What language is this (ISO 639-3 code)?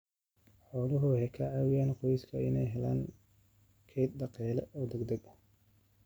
som